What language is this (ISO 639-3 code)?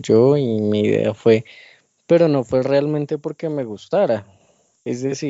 spa